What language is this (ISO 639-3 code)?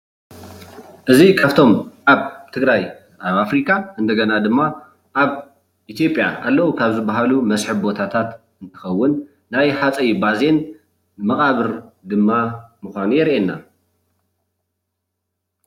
tir